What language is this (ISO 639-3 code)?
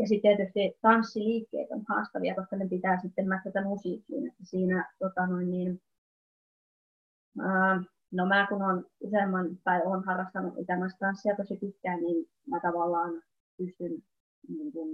fin